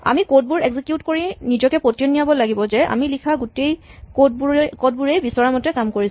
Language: Assamese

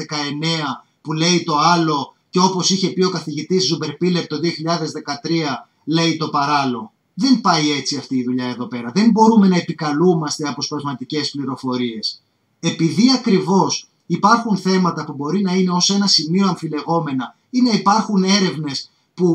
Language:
Greek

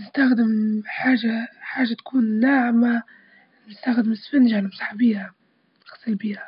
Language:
Libyan Arabic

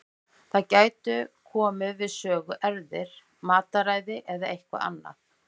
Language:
Icelandic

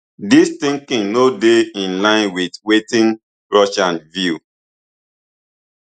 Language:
Nigerian Pidgin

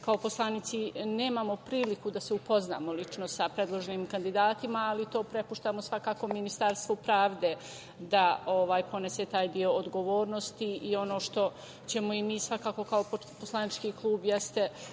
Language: Serbian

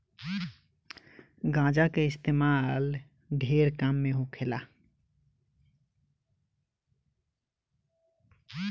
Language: Bhojpuri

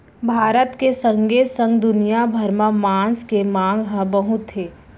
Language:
Chhattisgarhi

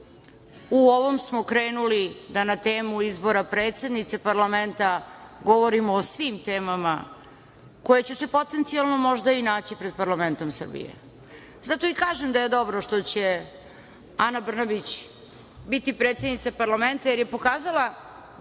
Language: Serbian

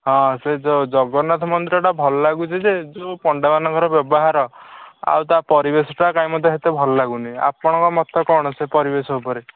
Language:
Odia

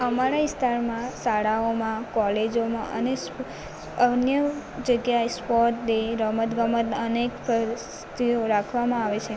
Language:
Gujarati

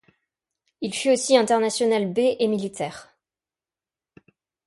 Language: French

